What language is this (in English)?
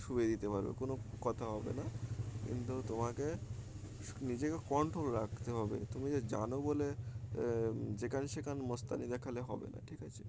Bangla